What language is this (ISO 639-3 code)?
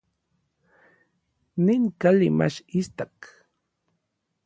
nlv